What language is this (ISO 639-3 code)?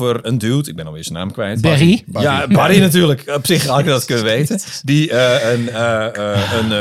nld